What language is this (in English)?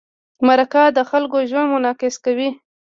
Pashto